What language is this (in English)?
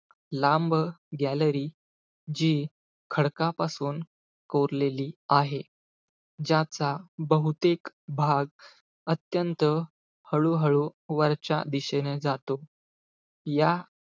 Marathi